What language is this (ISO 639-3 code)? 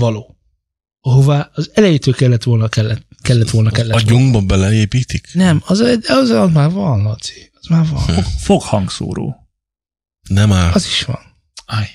hun